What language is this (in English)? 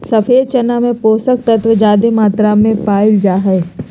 Magahi